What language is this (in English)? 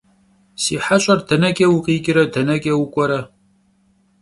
Kabardian